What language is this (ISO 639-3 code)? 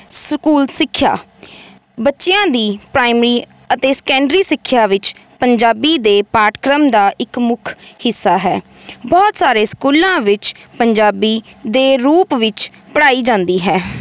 pan